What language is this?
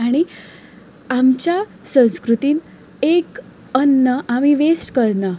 Konkani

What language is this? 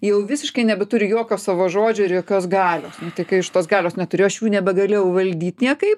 Lithuanian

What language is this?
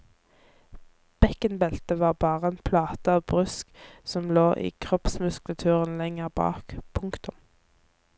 Norwegian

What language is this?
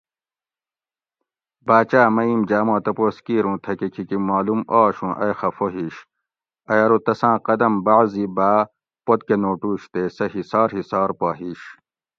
Gawri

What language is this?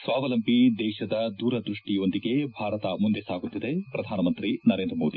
Kannada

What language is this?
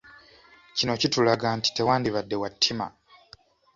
Ganda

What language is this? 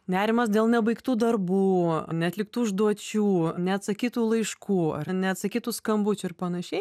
Lithuanian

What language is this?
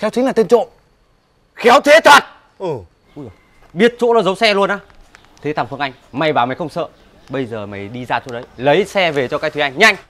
Vietnamese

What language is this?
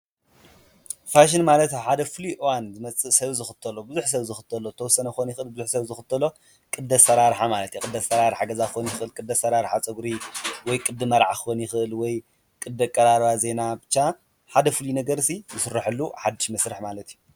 Tigrinya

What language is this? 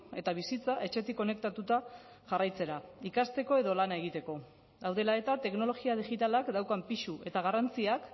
Basque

